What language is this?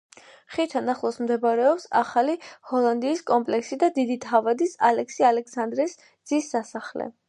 Georgian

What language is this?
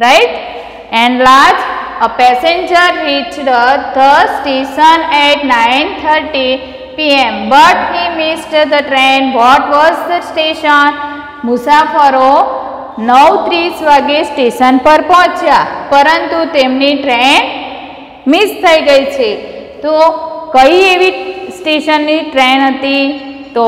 Hindi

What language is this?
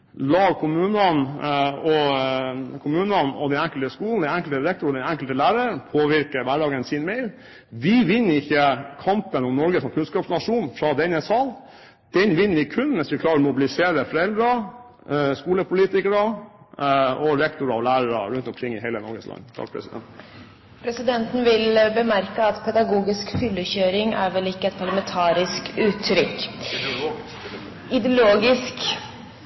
Norwegian Bokmål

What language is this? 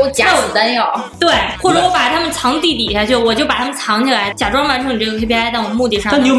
Chinese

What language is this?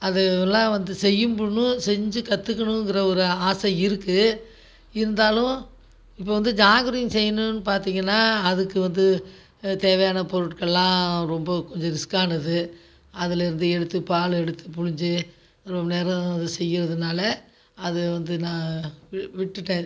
Tamil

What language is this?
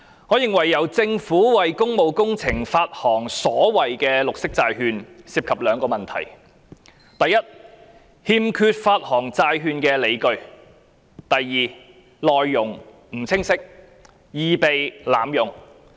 Cantonese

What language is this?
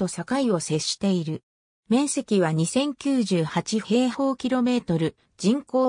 Japanese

